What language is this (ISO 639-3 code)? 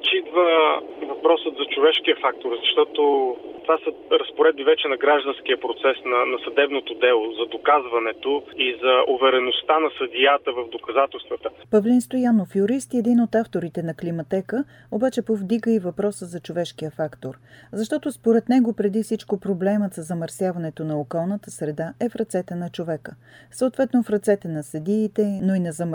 bul